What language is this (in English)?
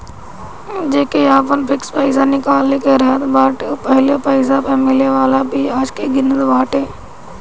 Bhojpuri